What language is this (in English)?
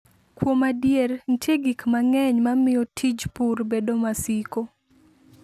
Luo (Kenya and Tanzania)